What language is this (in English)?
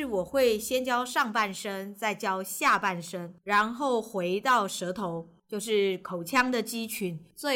Chinese